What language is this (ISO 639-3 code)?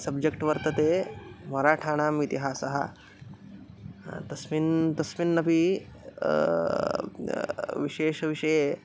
san